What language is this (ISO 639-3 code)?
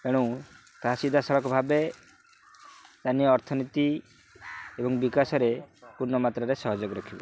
ori